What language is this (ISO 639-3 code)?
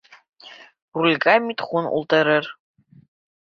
bak